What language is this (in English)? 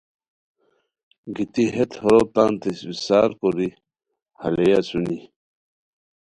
Khowar